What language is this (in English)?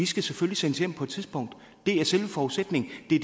Danish